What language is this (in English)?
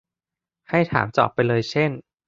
Thai